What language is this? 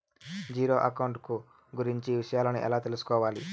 Telugu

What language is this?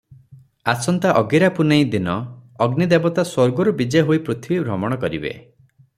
Odia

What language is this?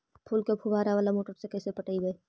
Magahi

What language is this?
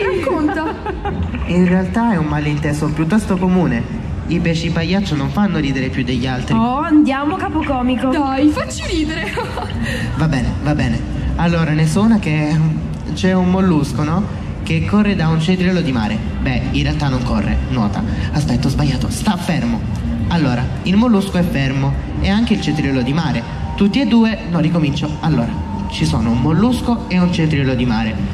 Italian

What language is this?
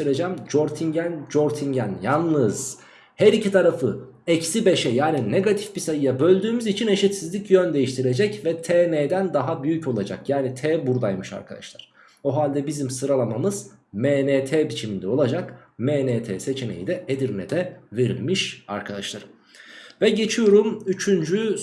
Turkish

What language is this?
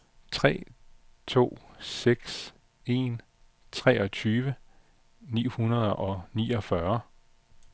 Danish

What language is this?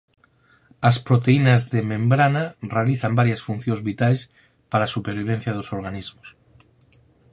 Galician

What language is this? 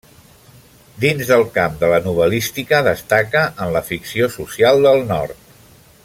Catalan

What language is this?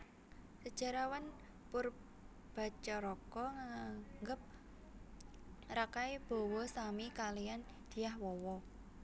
Javanese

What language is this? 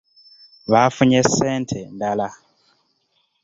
Ganda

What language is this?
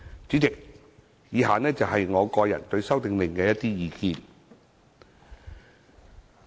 Cantonese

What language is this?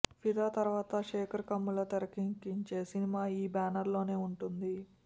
Telugu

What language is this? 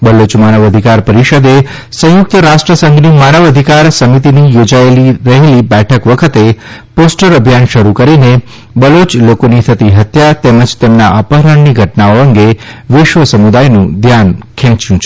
Gujarati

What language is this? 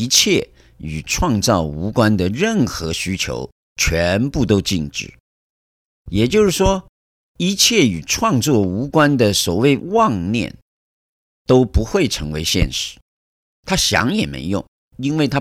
Chinese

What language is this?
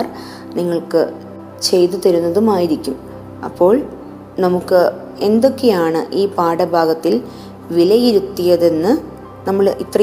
Malayalam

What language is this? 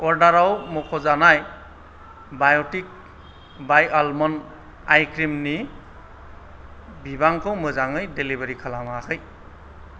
Bodo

